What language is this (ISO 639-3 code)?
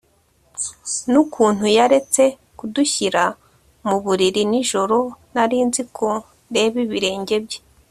kin